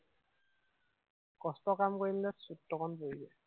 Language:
Assamese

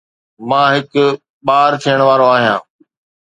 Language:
Sindhi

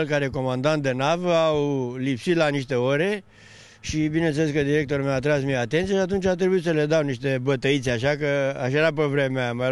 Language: Romanian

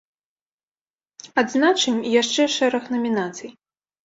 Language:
Belarusian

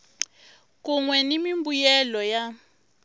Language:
Tsonga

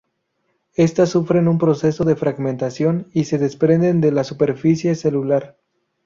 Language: Spanish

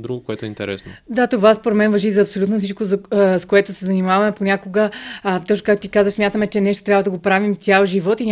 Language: Bulgarian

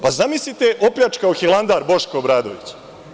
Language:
Serbian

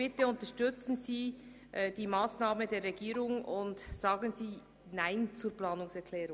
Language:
Swiss German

